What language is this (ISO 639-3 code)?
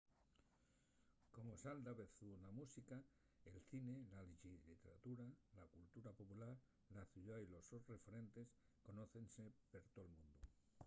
ast